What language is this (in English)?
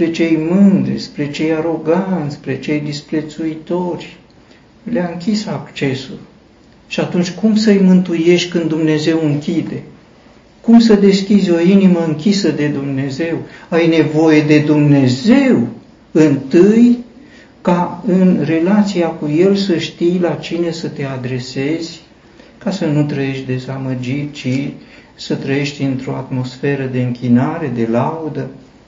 Romanian